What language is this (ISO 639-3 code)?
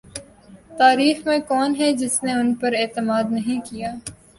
urd